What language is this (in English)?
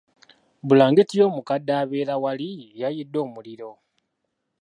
Ganda